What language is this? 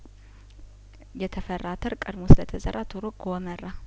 Amharic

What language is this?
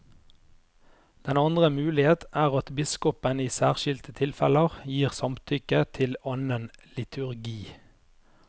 Norwegian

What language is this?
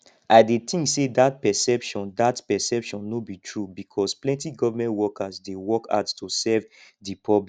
Nigerian Pidgin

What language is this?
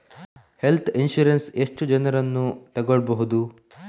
Kannada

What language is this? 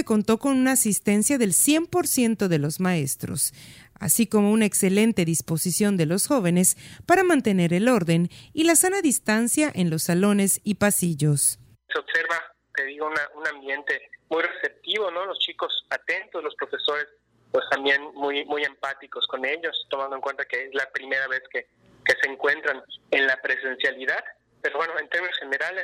Spanish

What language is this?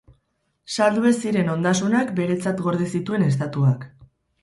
Basque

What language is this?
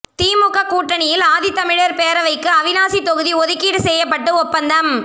Tamil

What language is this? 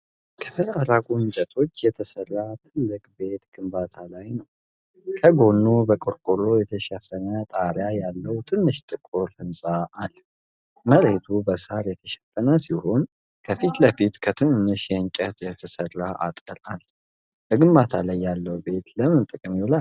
Amharic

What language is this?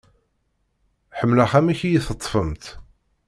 Kabyle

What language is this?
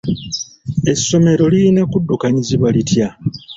Ganda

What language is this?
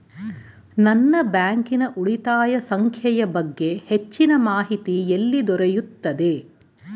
Kannada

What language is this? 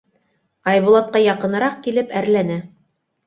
Bashkir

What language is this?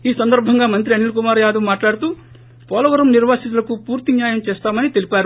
Telugu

